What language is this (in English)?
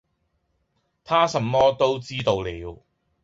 Cantonese